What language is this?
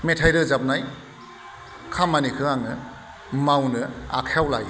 Bodo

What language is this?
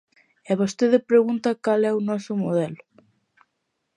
Galician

